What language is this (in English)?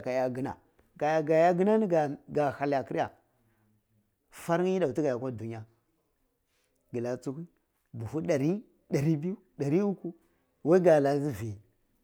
Cibak